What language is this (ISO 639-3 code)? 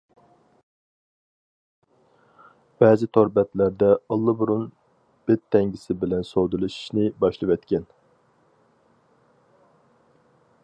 uig